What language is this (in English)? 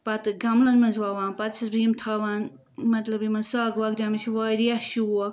Kashmiri